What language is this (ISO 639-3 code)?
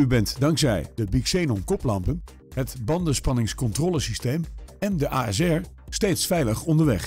nld